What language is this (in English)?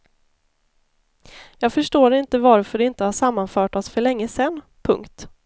Swedish